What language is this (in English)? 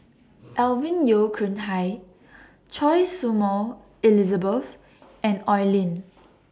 English